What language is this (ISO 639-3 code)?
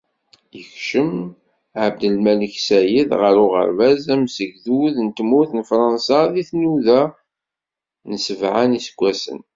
kab